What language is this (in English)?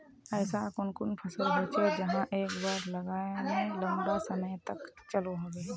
Magahi